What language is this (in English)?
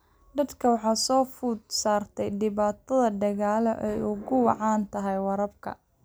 Somali